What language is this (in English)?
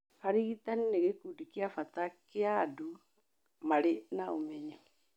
Kikuyu